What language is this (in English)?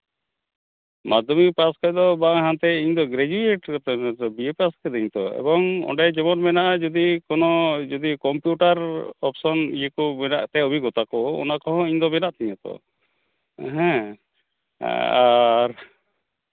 Santali